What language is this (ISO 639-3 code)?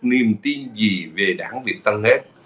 vie